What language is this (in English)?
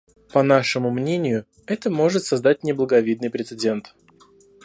Russian